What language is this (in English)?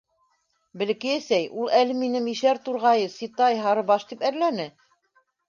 Bashkir